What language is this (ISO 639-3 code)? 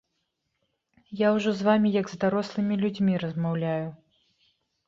bel